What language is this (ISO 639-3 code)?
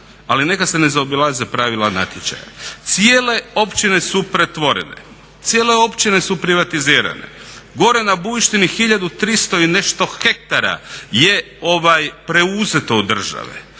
hrv